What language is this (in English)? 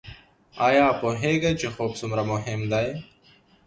Pashto